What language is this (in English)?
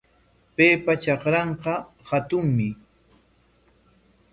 Corongo Ancash Quechua